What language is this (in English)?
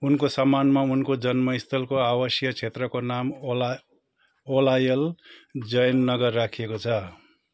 Nepali